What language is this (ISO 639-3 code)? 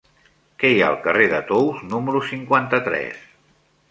cat